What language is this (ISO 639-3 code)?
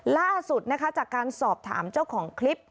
tha